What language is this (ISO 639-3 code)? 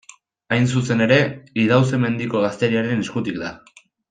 eus